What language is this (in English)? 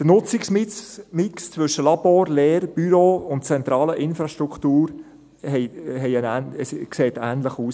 Swiss German